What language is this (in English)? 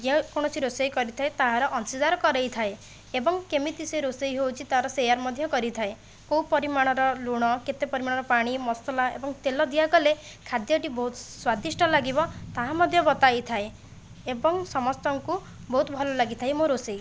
Odia